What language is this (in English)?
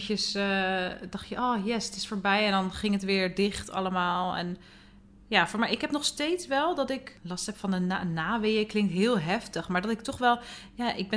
Dutch